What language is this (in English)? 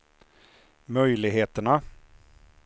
Swedish